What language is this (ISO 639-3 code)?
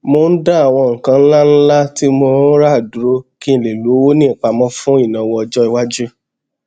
yor